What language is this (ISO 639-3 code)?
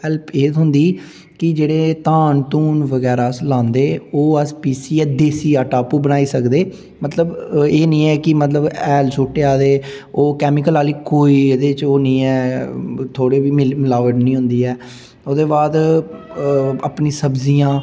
doi